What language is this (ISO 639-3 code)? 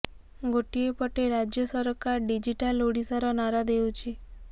ori